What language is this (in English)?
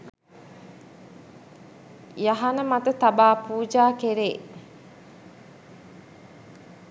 Sinhala